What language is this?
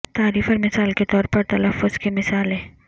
Urdu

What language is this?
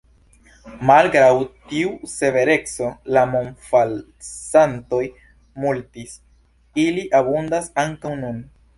Esperanto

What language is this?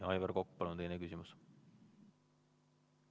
Estonian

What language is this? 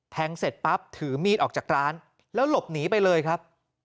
Thai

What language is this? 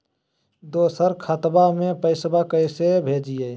Magahi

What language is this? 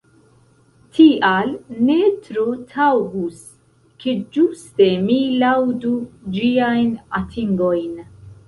Esperanto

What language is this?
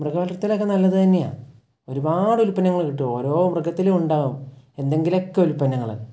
Malayalam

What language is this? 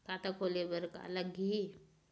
Chhattisgarhi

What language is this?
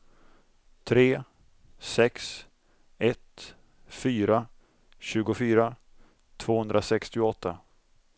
Swedish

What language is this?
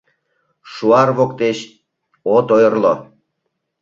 Mari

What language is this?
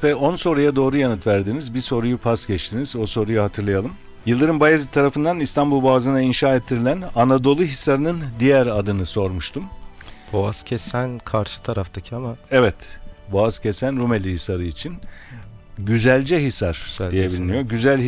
Turkish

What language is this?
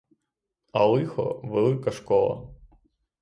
Ukrainian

